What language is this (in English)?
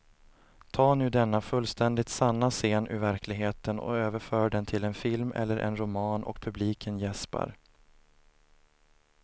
Swedish